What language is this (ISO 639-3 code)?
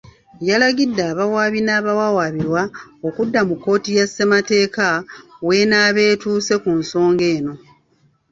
lug